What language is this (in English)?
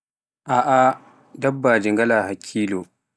Pular